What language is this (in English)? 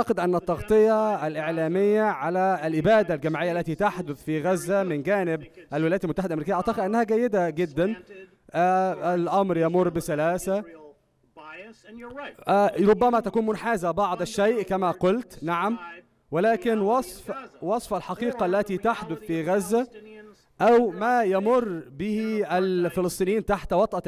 Arabic